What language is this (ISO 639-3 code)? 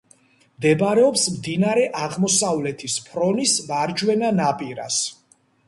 kat